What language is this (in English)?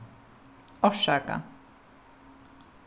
Faroese